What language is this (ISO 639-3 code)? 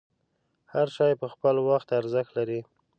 pus